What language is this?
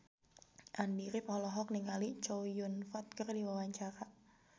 Sundanese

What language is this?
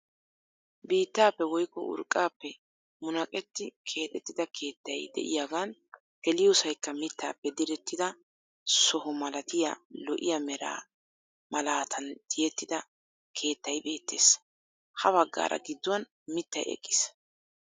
Wolaytta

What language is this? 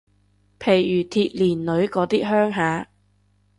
Cantonese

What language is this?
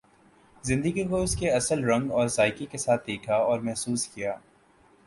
Urdu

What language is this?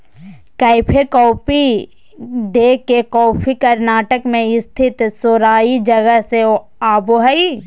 Magahi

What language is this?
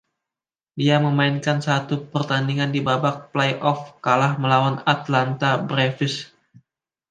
Indonesian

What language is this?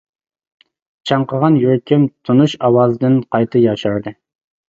Uyghur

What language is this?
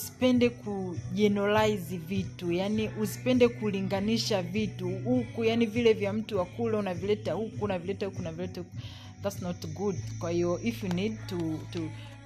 Swahili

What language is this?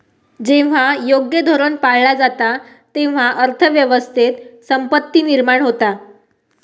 Marathi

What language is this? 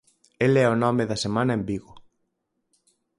Galician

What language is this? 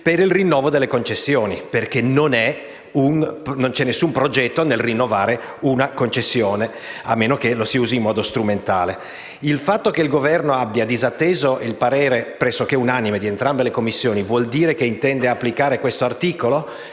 Italian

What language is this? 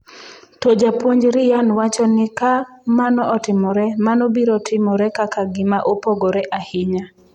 Luo (Kenya and Tanzania)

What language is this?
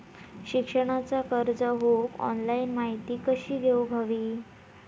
Marathi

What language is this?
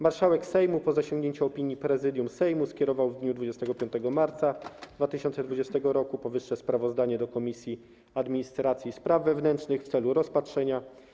Polish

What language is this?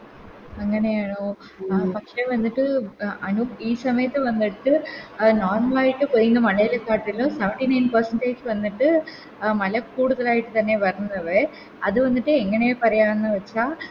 Malayalam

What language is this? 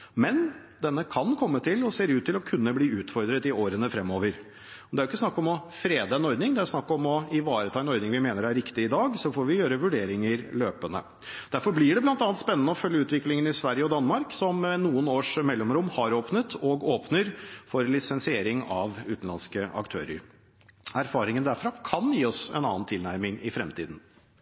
Norwegian Bokmål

